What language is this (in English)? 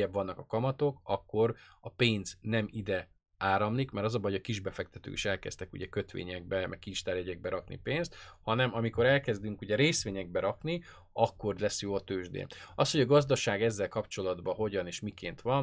Hungarian